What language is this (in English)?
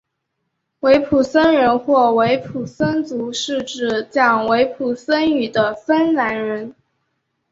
Chinese